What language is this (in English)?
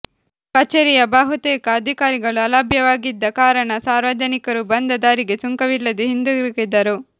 Kannada